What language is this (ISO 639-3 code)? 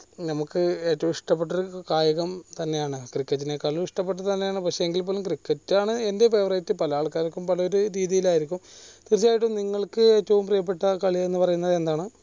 mal